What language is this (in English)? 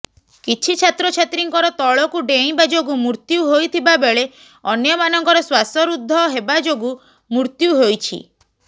Odia